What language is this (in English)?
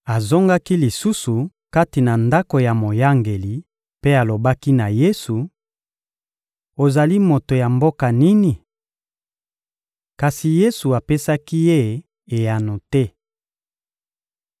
Lingala